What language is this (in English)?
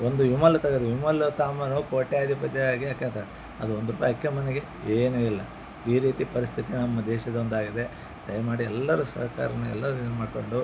Kannada